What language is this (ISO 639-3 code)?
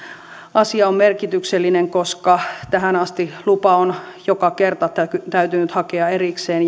fin